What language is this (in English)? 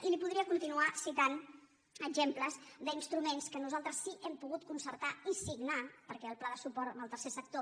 Catalan